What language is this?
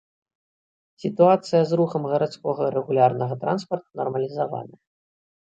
Belarusian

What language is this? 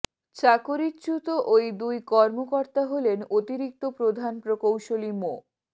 Bangla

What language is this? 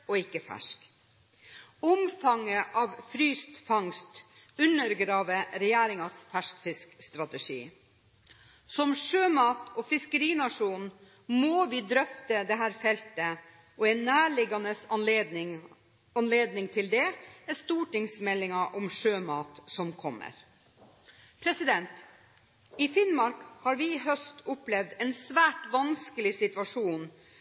Norwegian Bokmål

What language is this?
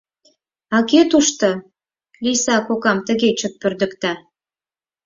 Mari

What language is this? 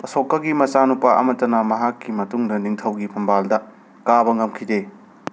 Manipuri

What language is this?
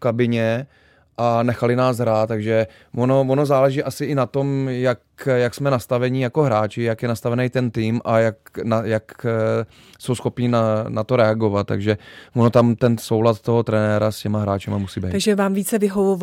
Czech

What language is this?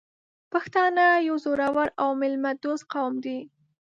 Pashto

